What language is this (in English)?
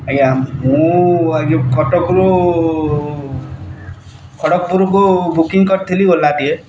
Odia